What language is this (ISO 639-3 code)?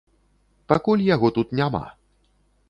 bel